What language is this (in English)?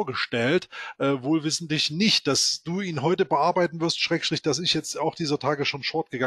German